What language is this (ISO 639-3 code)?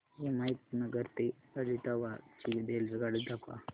mar